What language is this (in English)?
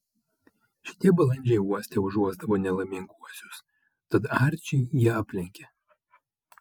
Lithuanian